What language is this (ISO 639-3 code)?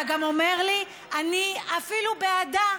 heb